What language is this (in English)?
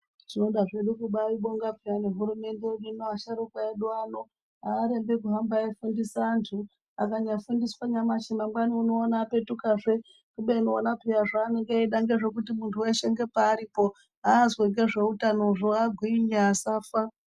Ndau